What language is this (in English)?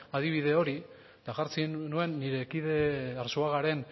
Basque